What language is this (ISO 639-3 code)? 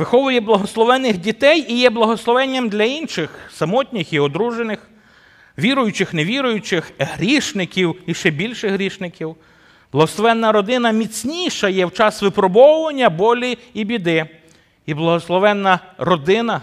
ukr